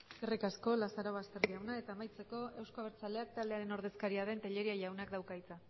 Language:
Basque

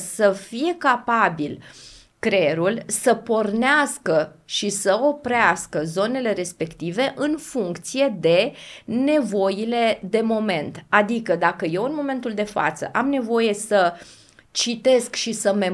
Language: Romanian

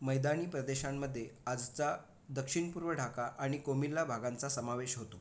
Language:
Marathi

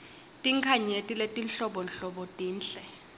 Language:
Swati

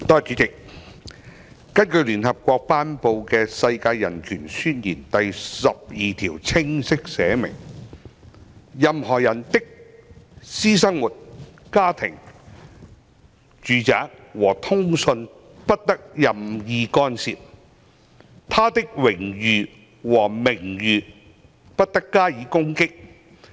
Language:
Cantonese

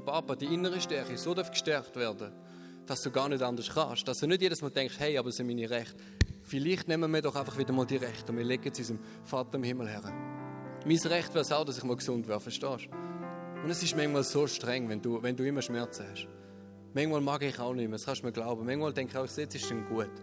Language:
German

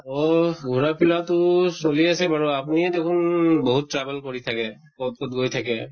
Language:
Assamese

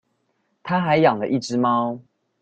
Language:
Chinese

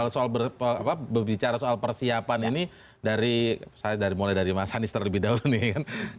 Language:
Indonesian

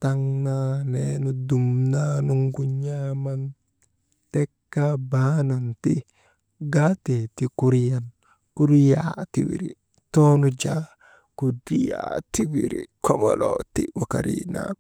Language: Maba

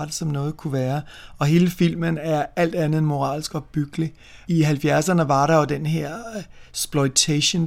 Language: Danish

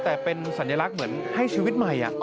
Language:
Thai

